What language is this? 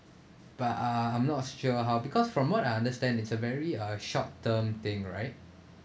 English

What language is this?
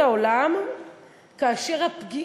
Hebrew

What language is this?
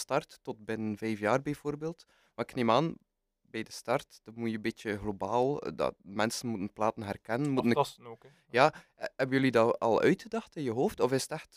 Dutch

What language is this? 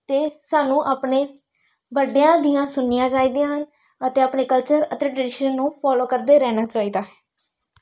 Punjabi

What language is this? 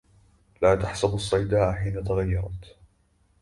Arabic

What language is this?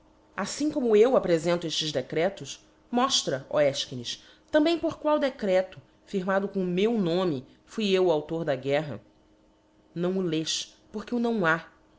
Portuguese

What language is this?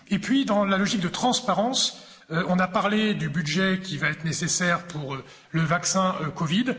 French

